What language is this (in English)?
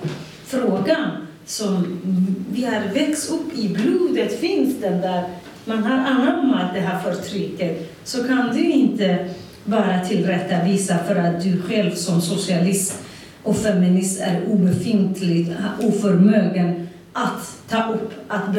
Swedish